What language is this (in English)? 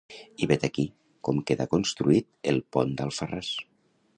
Catalan